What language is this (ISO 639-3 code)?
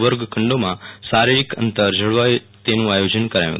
guj